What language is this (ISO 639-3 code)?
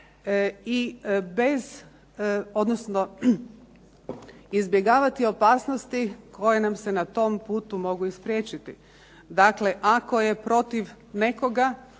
hrv